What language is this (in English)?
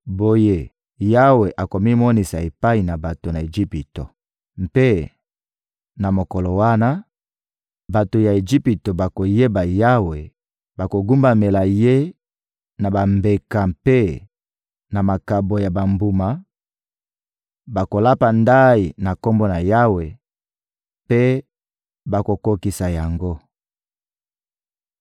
Lingala